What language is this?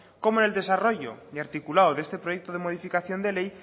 Spanish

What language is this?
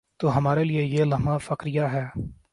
Urdu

